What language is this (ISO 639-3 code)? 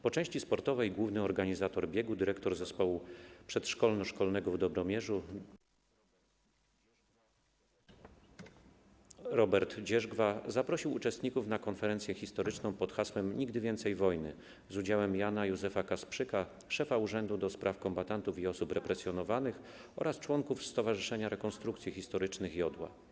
pol